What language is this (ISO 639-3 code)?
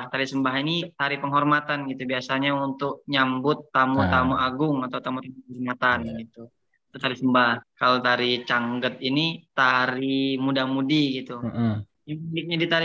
ind